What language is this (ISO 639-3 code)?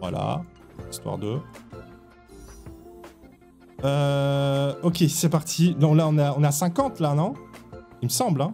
fra